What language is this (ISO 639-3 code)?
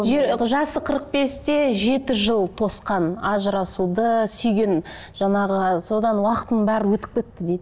kaz